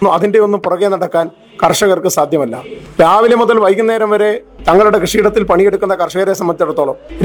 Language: Malayalam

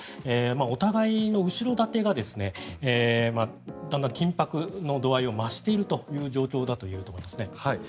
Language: Japanese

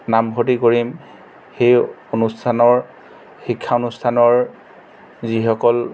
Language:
Assamese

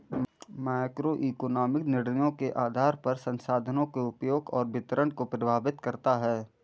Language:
Hindi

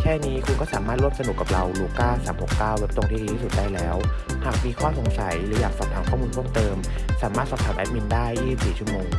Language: Thai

